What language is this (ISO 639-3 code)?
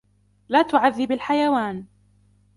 ara